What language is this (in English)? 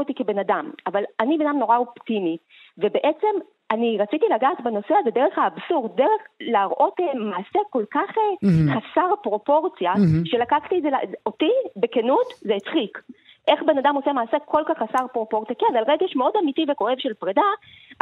Hebrew